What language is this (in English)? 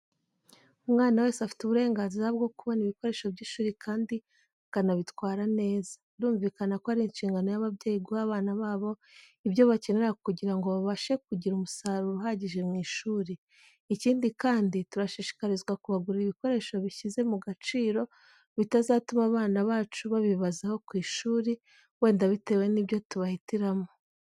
Kinyarwanda